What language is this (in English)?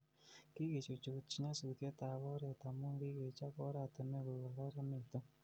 Kalenjin